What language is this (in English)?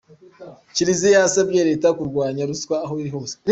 Kinyarwanda